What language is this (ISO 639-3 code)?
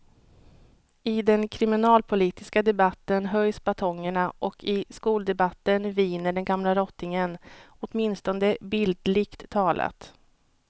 swe